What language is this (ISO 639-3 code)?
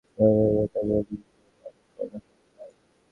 ben